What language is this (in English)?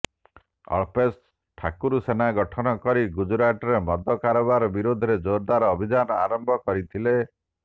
Odia